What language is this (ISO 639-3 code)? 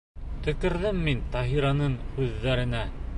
bak